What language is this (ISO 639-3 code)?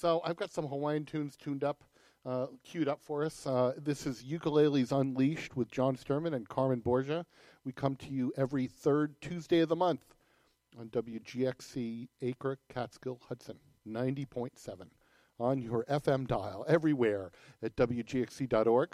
eng